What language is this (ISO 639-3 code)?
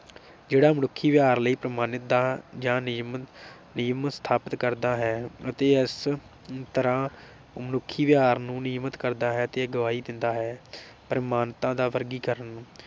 pan